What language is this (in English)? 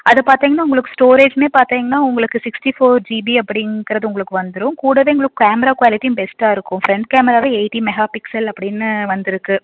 Tamil